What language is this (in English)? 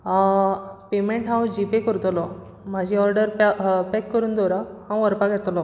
Konkani